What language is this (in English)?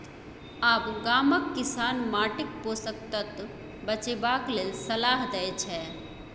Maithili